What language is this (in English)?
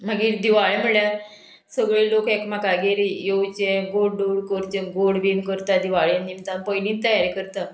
Konkani